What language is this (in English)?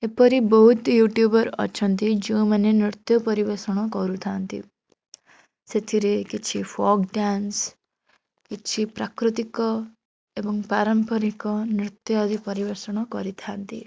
Odia